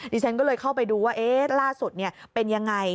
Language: Thai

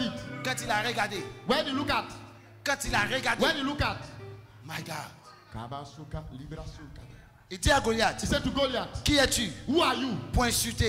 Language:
French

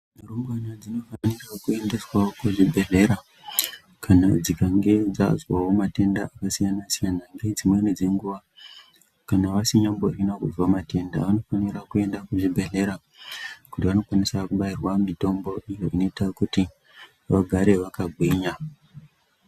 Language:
Ndau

